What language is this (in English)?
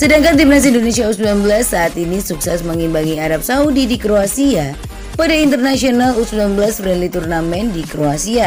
Indonesian